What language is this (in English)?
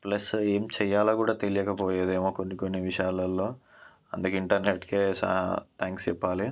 Telugu